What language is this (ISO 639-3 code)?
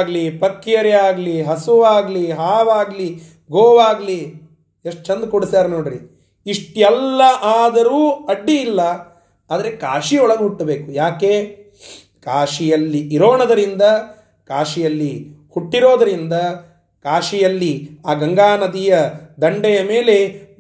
kan